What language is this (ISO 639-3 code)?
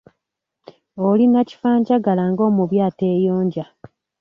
lug